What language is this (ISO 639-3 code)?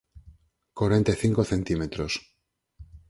glg